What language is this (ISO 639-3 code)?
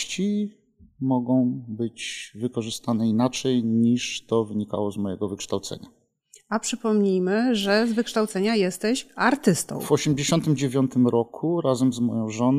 pol